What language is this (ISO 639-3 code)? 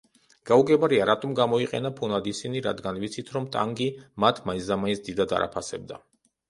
kat